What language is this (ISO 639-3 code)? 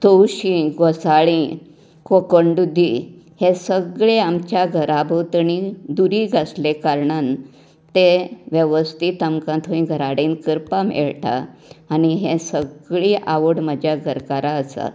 kok